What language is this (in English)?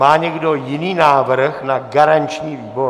Czech